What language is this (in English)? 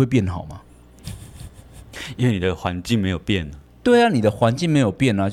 Chinese